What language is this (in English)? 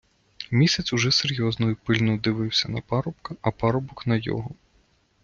Ukrainian